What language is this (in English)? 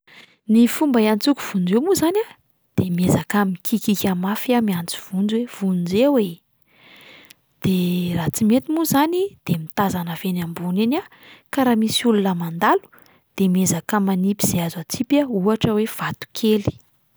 Malagasy